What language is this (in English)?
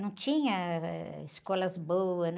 Portuguese